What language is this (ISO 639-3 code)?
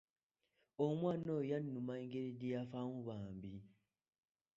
lug